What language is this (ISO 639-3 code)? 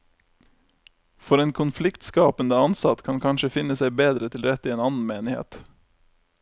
nor